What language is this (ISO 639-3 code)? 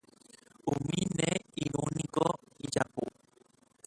grn